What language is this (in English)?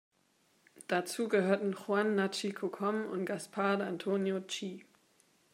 German